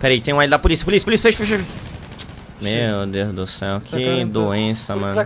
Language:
Portuguese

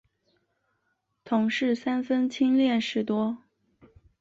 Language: Chinese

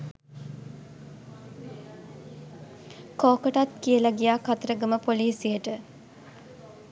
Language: Sinhala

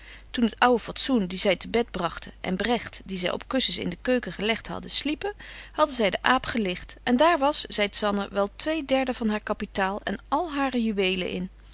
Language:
Dutch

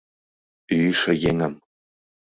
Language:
Mari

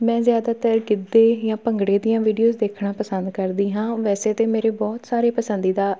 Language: Punjabi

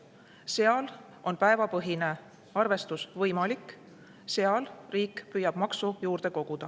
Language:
Estonian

